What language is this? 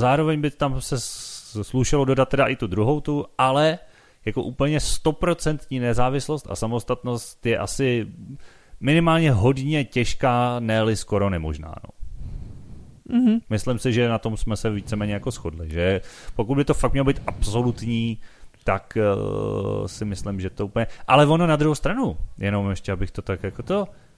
Czech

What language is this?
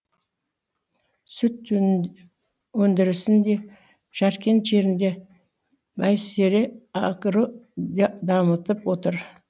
Kazakh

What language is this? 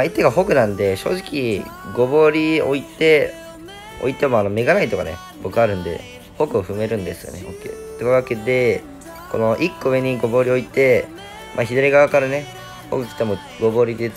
Japanese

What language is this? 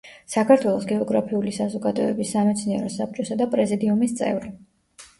Georgian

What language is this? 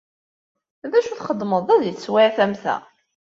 Kabyle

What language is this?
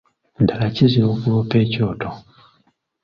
Ganda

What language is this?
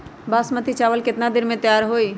Magahi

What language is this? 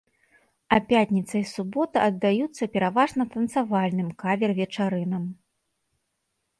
Belarusian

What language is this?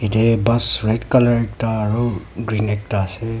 Naga Pidgin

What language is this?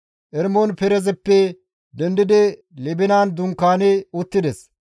Gamo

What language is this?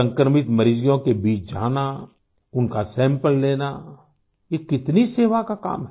Hindi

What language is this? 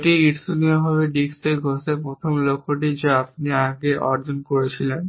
Bangla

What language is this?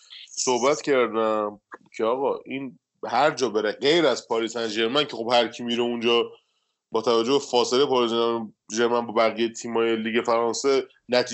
Persian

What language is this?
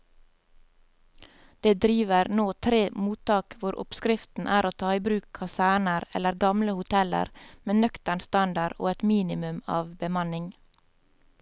Norwegian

